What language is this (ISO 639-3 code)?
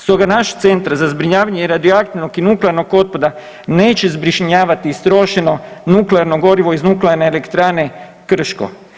hrv